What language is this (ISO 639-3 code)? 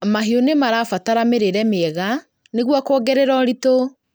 kik